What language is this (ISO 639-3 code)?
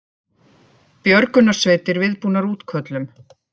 isl